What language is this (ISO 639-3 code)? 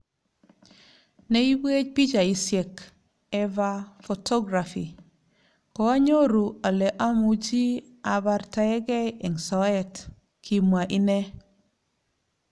kln